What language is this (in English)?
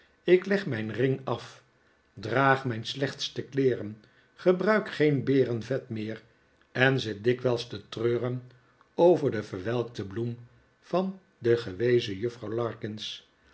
Dutch